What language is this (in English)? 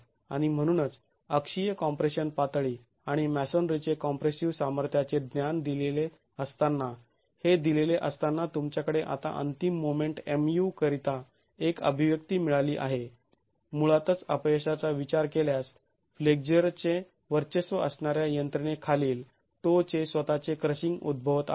Marathi